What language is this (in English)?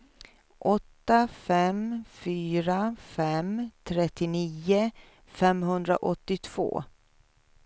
Swedish